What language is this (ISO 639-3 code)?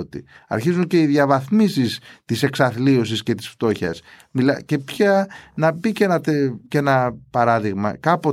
ell